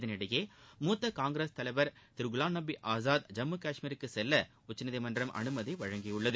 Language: Tamil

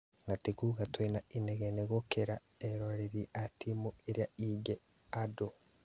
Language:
Kikuyu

